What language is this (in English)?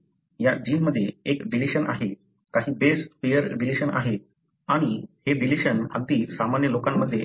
Marathi